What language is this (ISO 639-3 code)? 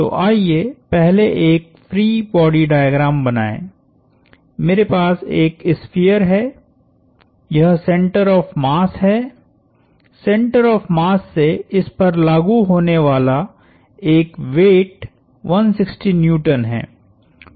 hin